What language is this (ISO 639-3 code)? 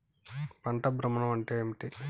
tel